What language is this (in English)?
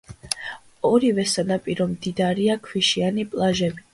Georgian